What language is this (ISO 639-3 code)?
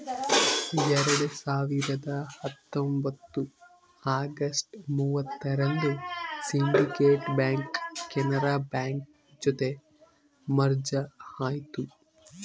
kan